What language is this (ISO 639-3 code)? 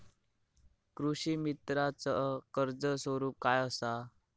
mar